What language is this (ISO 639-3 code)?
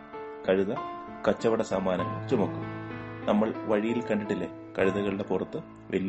mal